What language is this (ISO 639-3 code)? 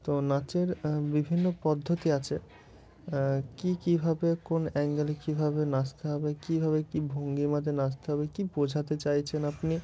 ben